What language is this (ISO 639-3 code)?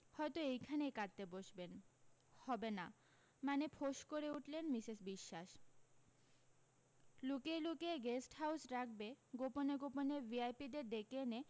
ben